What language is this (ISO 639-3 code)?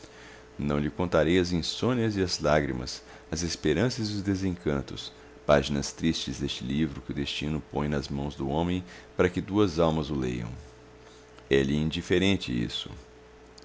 por